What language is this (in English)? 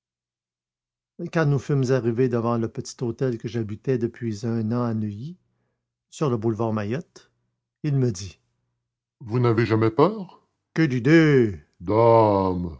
French